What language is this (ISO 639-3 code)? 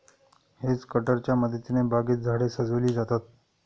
mar